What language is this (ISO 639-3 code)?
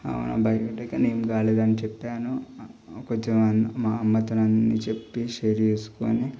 tel